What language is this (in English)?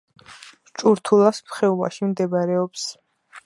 Georgian